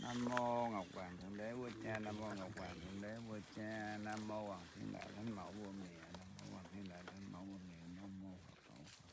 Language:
Vietnamese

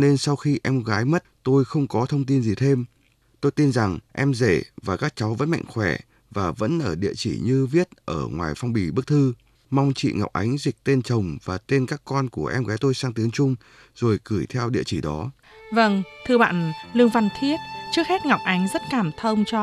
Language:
Vietnamese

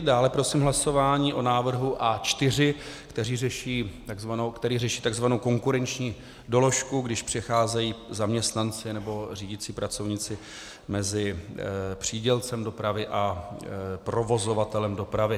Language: Czech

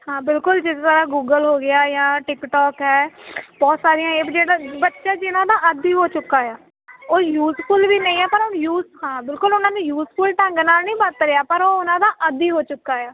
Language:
Punjabi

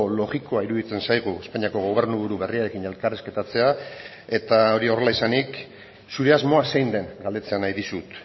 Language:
Basque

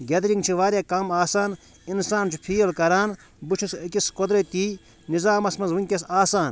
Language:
Kashmiri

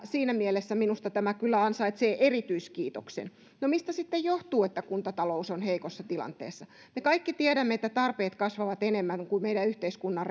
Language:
Finnish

